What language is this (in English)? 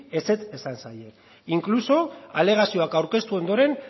Basque